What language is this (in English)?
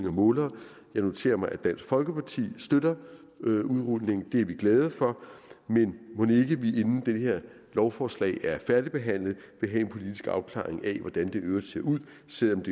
Danish